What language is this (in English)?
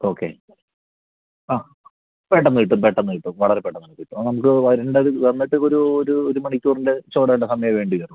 Malayalam